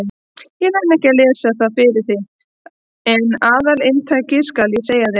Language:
Icelandic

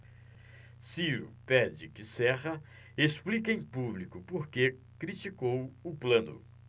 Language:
Portuguese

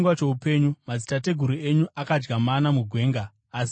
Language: Shona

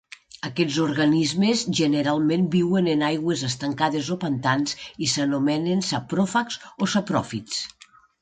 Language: Catalan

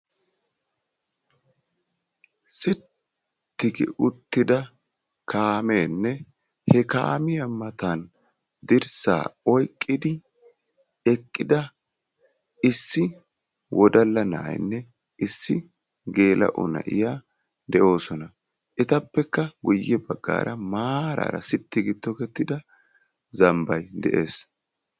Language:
Wolaytta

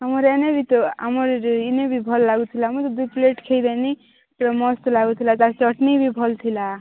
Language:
Odia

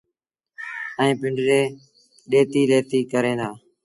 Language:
Sindhi Bhil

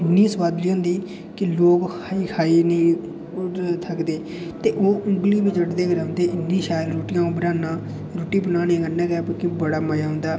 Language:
Dogri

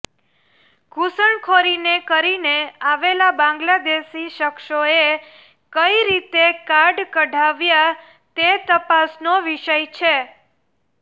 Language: Gujarati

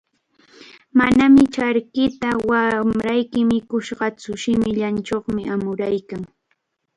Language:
Cajatambo North Lima Quechua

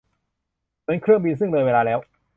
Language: Thai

